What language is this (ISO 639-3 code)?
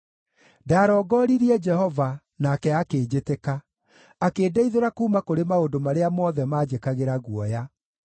kik